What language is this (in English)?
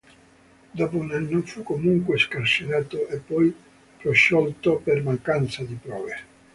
Italian